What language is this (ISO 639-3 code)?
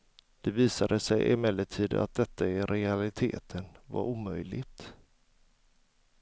swe